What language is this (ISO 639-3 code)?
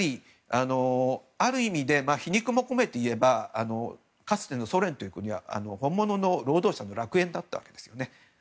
jpn